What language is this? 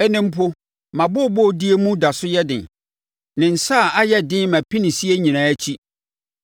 Akan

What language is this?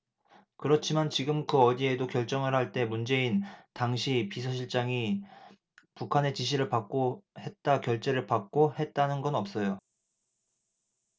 Korean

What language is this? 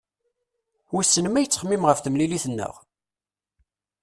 Kabyle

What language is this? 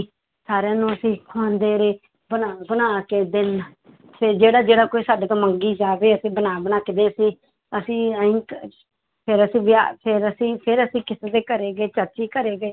Punjabi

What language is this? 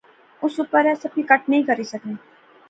Pahari-Potwari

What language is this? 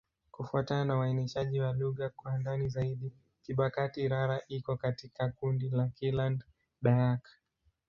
Swahili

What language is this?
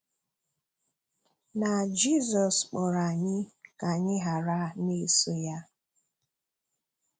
Igbo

